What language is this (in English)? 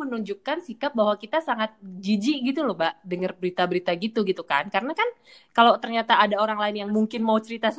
Indonesian